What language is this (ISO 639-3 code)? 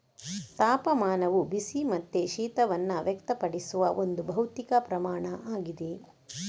kan